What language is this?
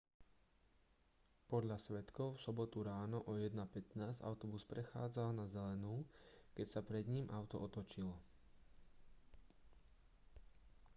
Slovak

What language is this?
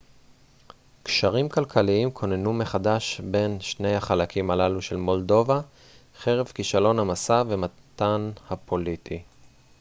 Hebrew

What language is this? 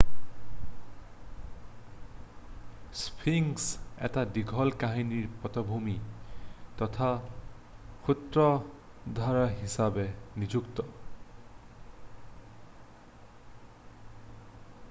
Assamese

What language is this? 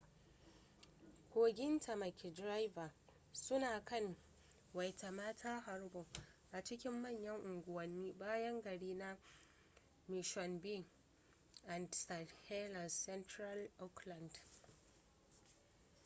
Hausa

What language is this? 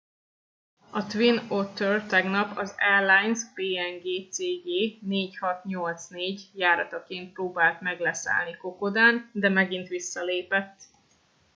Hungarian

